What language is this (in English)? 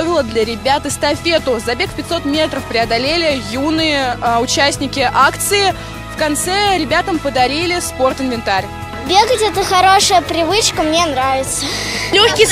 Russian